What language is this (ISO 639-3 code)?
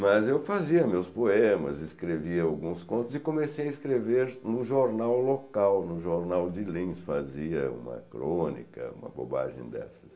por